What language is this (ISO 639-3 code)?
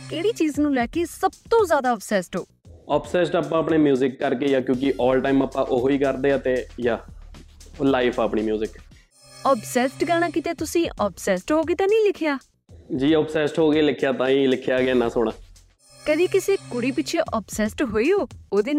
pan